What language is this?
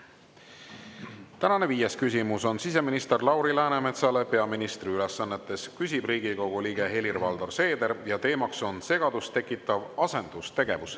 Estonian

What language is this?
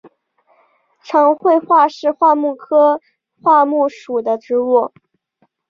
Chinese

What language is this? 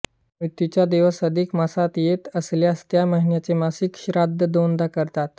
Marathi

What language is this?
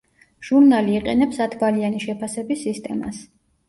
Georgian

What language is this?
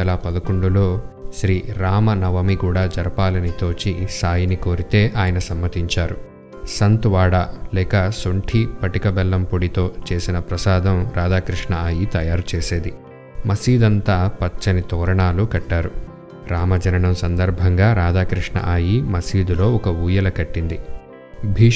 Telugu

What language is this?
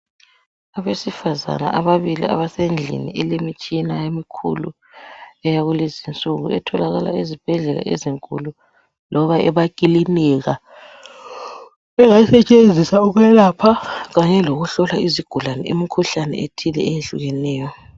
North Ndebele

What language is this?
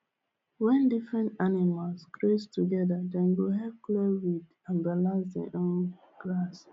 Nigerian Pidgin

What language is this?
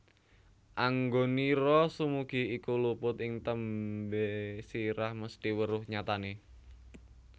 Javanese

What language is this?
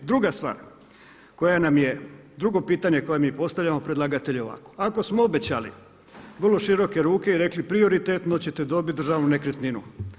Croatian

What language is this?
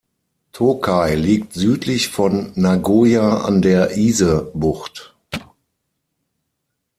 German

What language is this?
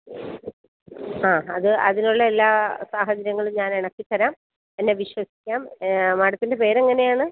Malayalam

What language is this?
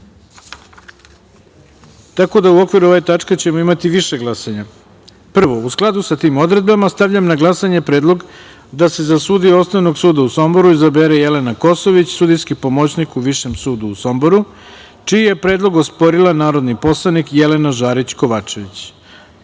Serbian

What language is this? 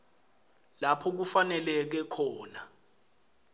Swati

